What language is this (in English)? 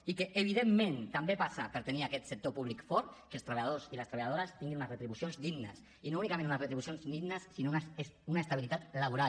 Catalan